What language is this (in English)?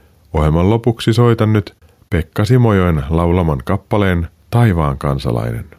Finnish